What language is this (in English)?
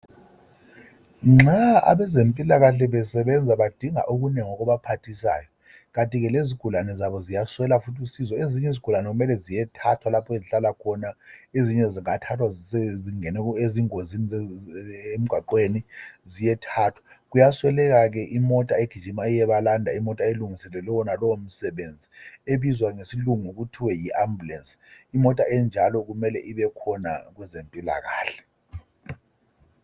North Ndebele